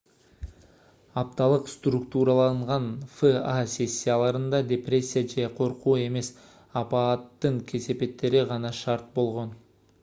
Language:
Kyrgyz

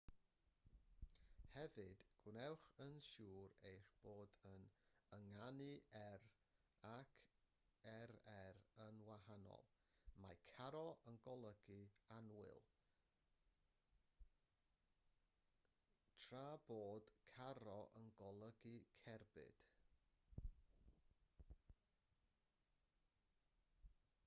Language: Welsh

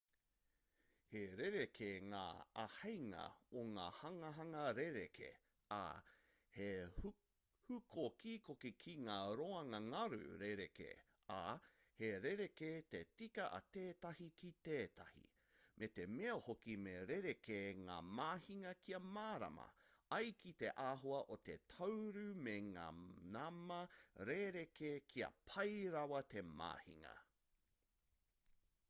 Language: Māori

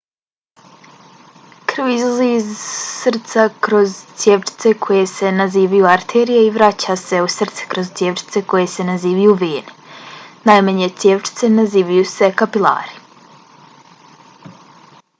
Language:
Bosnian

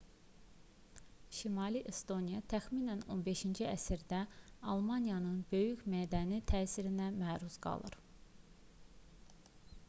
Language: Azerbaijani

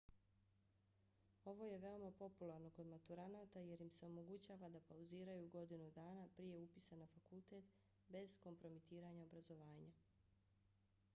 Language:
Bosnian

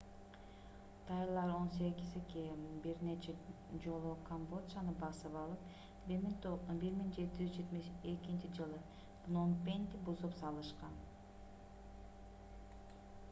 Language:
Kyrgyz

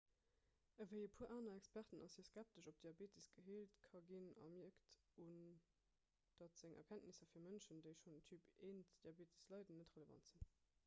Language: Luxembourgish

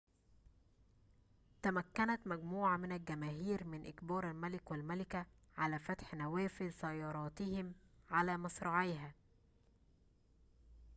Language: Arabic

